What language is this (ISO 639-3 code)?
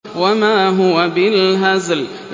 ara